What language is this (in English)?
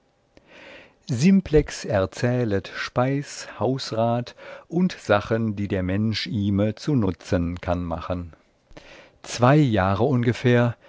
German